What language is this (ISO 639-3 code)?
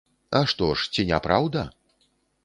bel